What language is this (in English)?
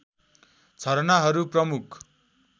Nepali